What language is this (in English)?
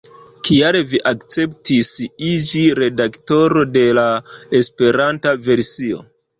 Esperanto